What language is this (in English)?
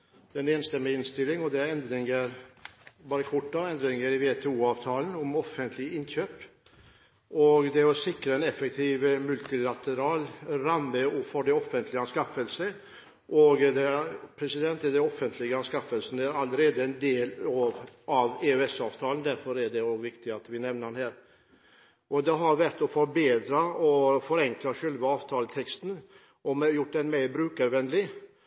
Norwegian Bokmål